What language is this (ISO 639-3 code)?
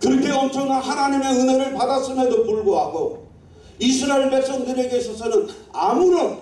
kor